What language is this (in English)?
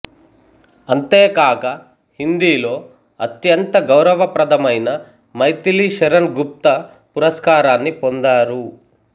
Telugu